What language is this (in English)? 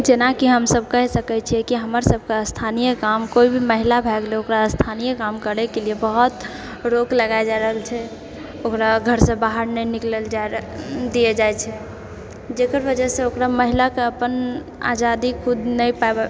Maithili